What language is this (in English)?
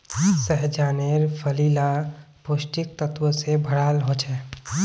Magahi